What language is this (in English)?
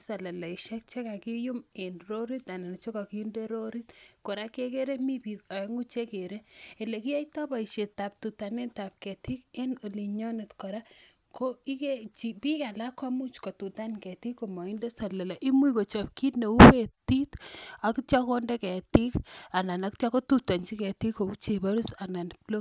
Kalenjin